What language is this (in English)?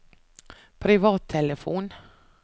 Norwegian